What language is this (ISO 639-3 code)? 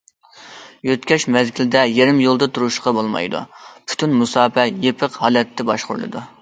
uig